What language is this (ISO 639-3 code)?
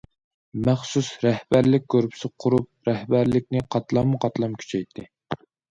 uig